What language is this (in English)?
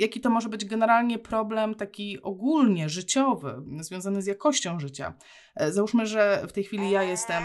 Polish